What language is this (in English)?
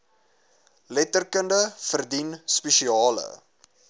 Afrikaans